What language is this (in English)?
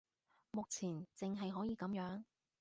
Cantonese